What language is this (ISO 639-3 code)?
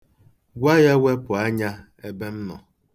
ibo